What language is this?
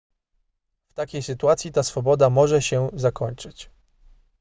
Polish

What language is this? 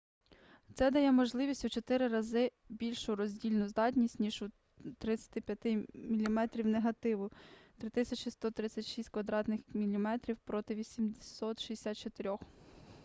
Ukrainian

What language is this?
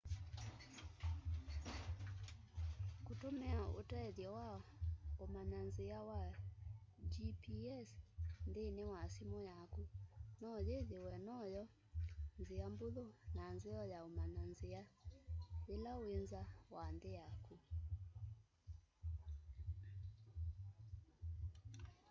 Kamba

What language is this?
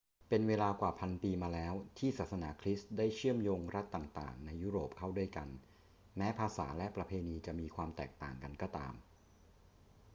Thai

